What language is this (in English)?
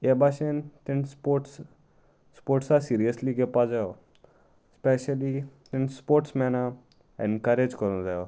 Konkani